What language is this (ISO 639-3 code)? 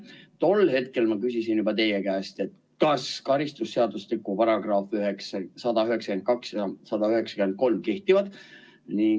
est